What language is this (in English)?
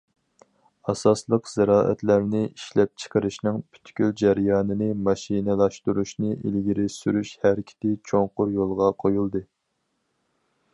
Uyghur